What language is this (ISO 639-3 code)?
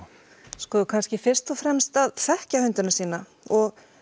isl